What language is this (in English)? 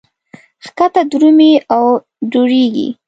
Pashto